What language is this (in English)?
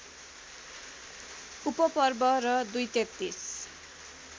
Nepali